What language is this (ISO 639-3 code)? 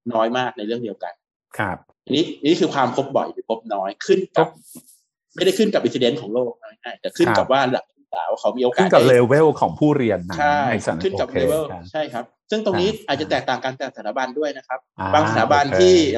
tha